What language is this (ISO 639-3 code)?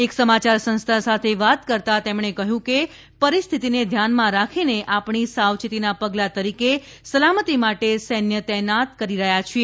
guj